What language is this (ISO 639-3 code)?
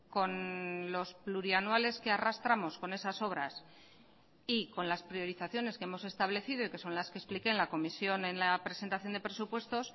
spa